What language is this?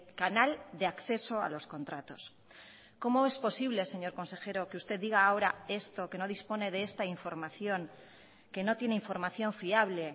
Spanish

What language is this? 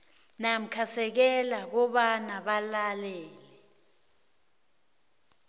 South Ndebele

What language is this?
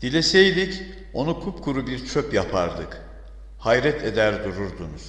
Turkish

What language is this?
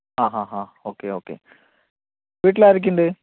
Malayalam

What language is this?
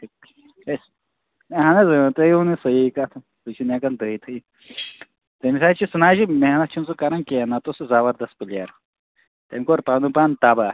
Kashmiri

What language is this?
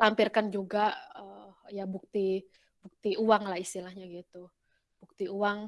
Indonesian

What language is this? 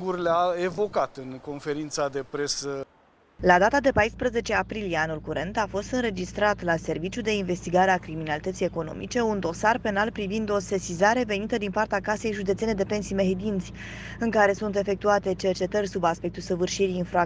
Romanian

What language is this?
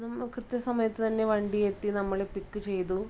Malayalam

